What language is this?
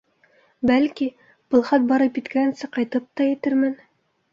Bashkir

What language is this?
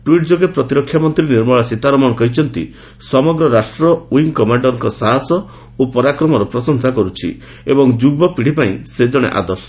Odia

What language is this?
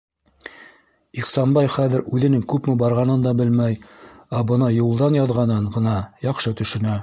Bashkir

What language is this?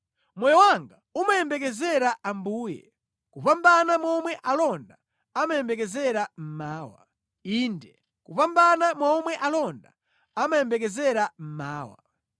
Nyanja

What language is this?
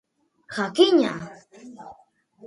Basque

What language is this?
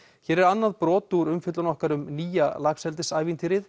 Icelandic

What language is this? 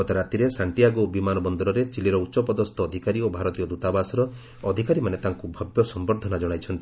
Odia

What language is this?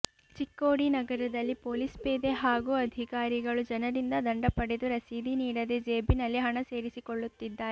Kannada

